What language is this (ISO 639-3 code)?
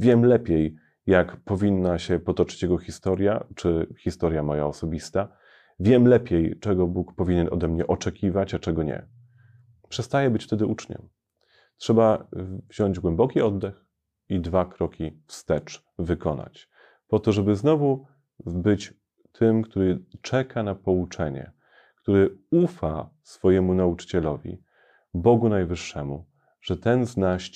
pol